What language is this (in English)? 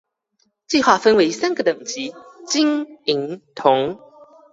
Chinese